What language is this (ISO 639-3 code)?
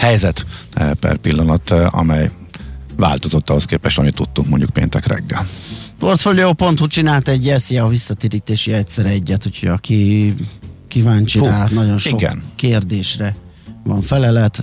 hun